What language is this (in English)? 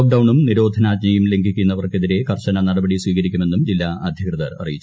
Malayalam